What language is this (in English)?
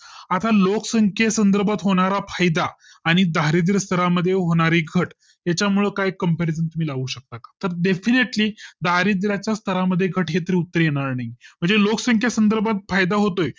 Marathi